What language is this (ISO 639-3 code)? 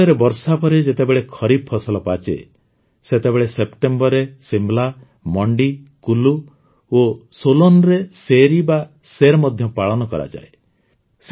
ori